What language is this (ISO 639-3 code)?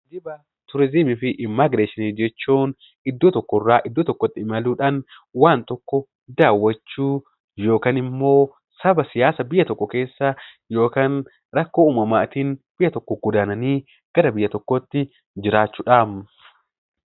orm